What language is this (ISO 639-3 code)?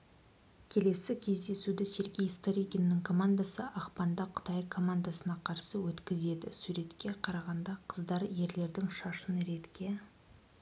kaz